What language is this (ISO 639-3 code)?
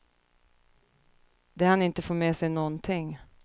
swe